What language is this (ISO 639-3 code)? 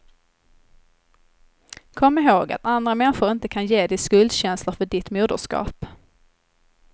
swe